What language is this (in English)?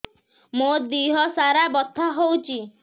Odia